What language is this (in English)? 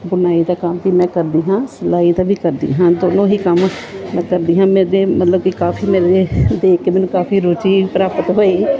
Punjabi